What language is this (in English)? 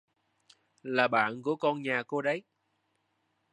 Vietnamese